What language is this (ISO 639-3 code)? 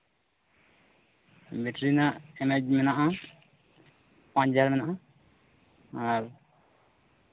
sat